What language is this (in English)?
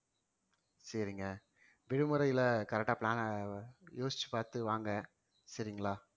Tamil